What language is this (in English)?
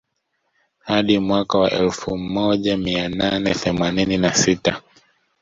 Swahili